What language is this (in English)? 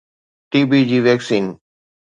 Sindhi